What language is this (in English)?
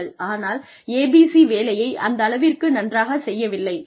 Tamil